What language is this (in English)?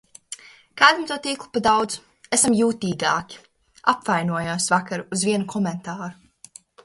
Latvian